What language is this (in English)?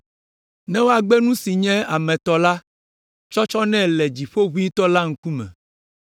Ewe